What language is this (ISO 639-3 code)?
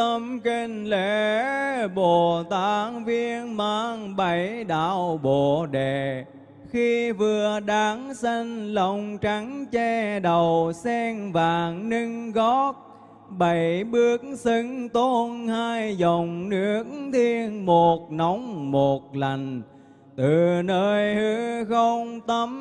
vie